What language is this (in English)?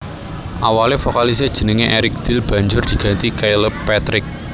Javanese